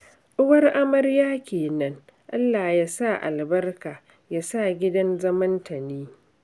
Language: Hausa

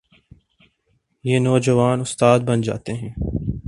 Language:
Urdu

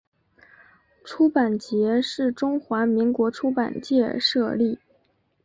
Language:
Chinese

